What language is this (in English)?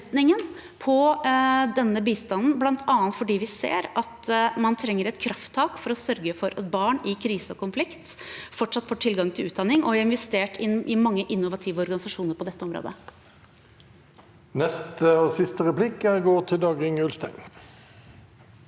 Norwegian